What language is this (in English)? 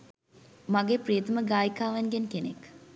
Sinhala